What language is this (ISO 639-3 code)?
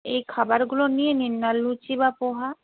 ben